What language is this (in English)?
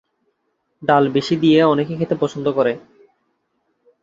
Bangla